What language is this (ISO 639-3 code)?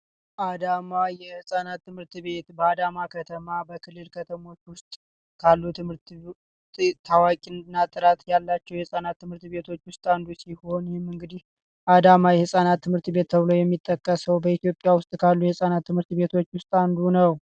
amh